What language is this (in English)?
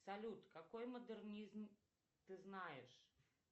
Russian